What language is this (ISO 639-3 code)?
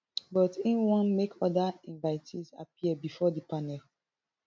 pcm